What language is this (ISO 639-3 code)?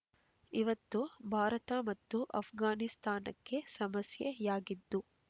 kan